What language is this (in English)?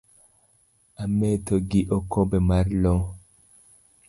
Luo (Kenya and Tanzania)